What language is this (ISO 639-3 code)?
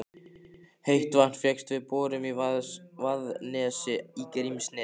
isl